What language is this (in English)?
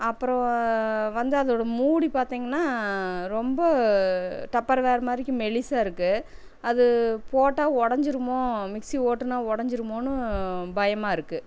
Tamil